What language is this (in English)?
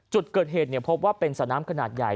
Thai